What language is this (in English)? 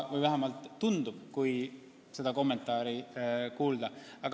Estonian